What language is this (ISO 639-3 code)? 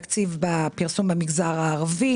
heb